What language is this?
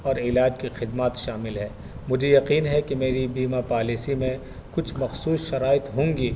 Urdu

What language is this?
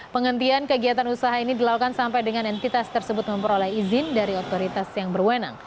Indonesian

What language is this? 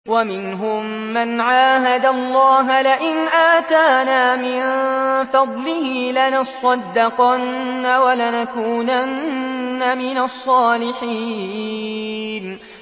Arabic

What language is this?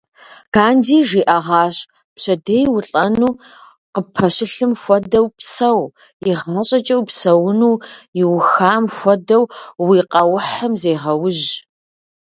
Kabardian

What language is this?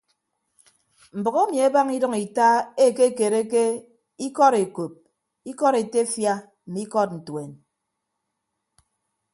Ibibio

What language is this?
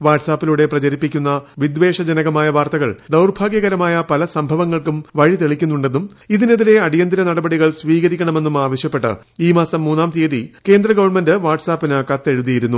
Malayalam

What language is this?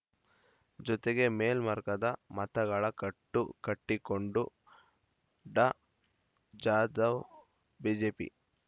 Kannada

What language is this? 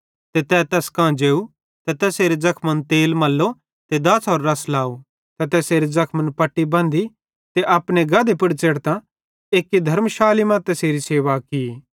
Bhadrawahi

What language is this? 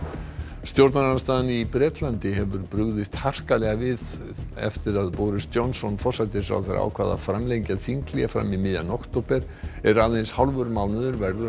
Icelandic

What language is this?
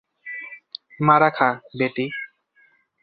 Bangla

